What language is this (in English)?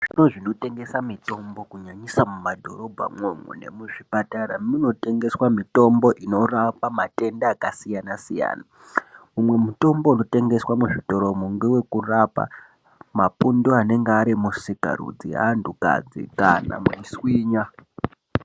Ndau